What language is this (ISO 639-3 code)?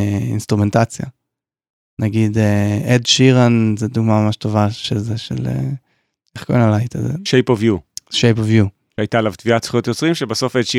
heb